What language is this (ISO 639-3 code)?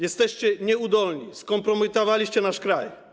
pol